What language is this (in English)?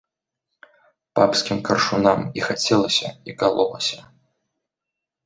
Belarusian